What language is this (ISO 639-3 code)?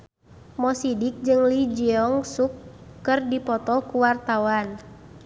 sun